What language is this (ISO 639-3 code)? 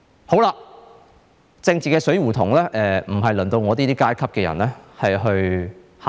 yue